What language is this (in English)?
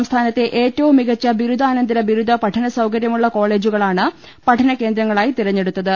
Malayalam